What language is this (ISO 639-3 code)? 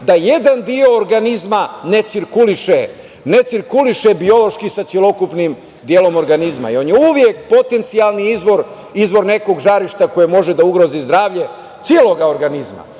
srp